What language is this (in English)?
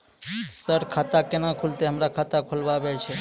Maithili